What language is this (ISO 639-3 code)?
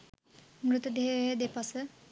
sin